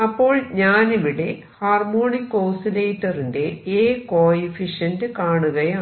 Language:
Malayalam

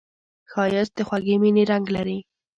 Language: Pashto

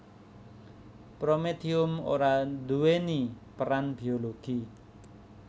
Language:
Javanese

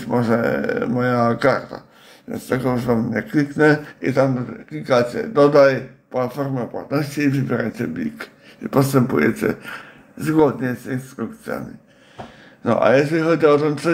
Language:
Polish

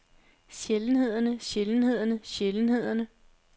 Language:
Danish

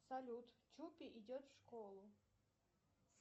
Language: Russian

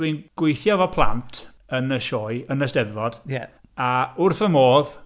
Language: Welsh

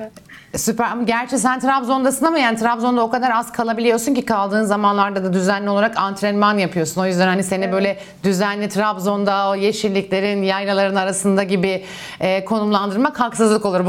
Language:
Turkish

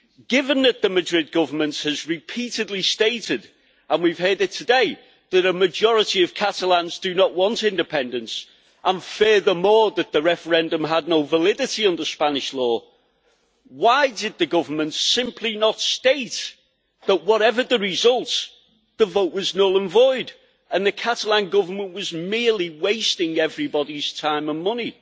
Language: English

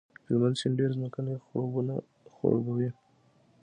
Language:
Pashto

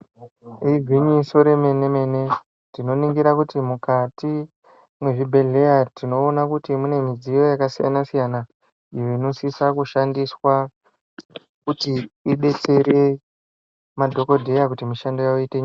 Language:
Ndau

